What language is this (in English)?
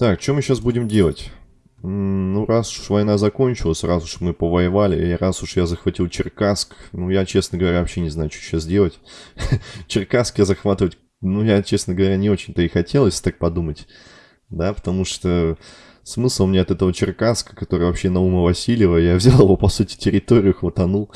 Russian